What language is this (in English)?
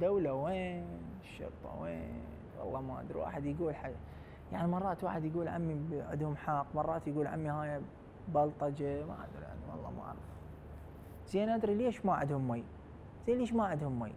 Arabic